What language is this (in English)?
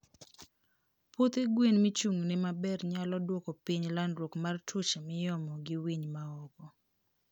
Luo (Kenya and Tanzania)